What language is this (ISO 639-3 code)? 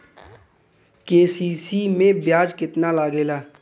bho